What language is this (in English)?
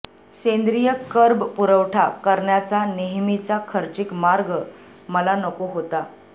Marathi